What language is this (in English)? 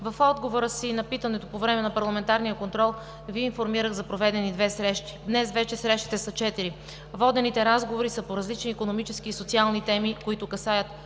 Bulgarian